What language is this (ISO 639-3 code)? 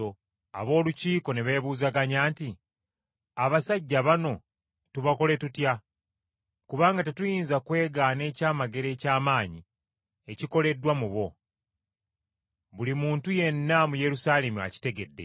lug